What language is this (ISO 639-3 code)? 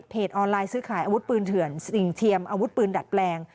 tha